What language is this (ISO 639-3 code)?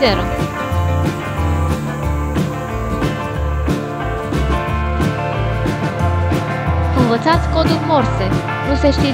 ron